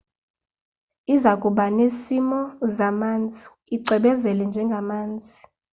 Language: Xhosa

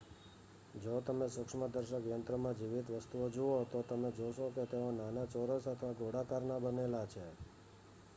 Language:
Gujarati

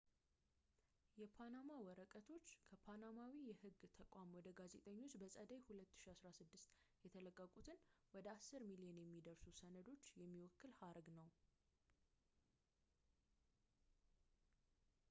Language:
Amharic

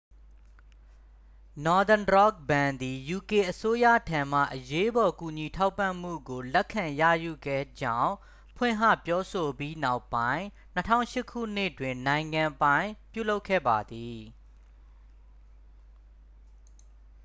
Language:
Burmese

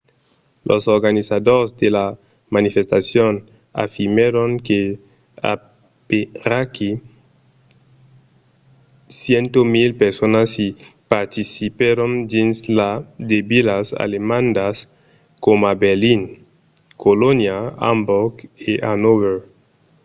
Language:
Occitan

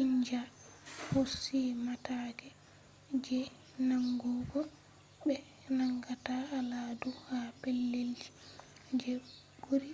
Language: Fula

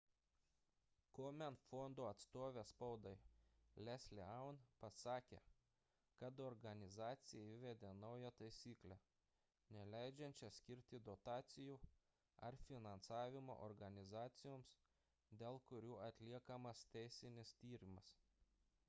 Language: Lithuanian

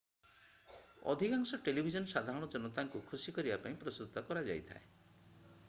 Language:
Odia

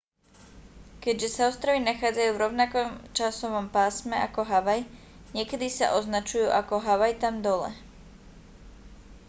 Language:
Slovak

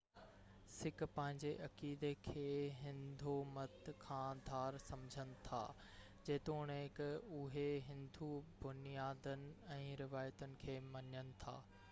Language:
Sindhi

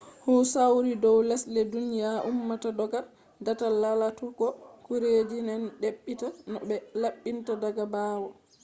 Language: Fula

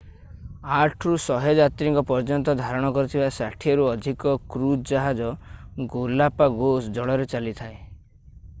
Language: Odia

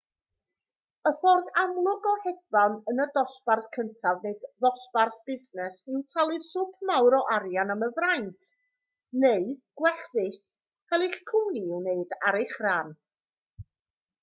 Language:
Welsh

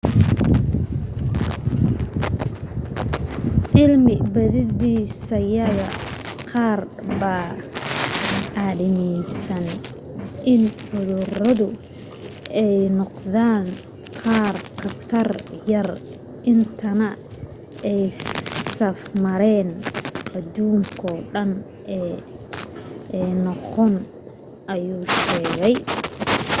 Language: Somali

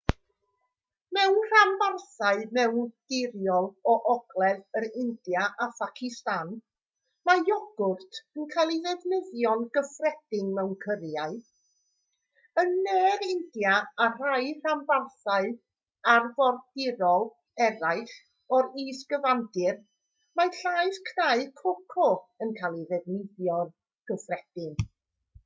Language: Welsh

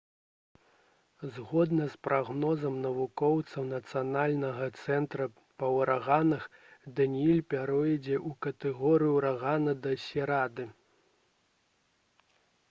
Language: Belarusian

